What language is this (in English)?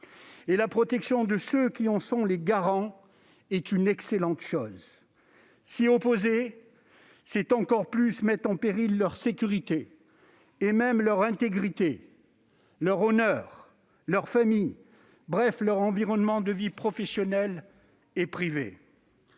French